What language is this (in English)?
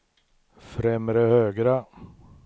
Swedish